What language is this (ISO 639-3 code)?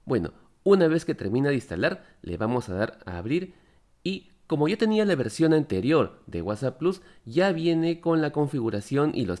spa